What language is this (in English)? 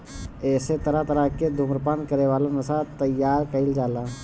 Bhojpuri